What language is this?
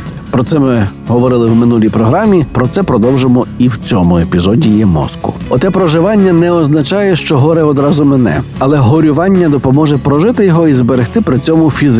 Ukrainian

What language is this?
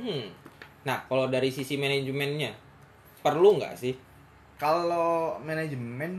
Indonesian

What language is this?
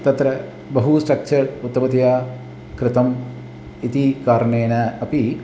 Sanskrit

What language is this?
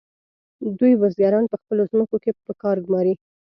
Pashto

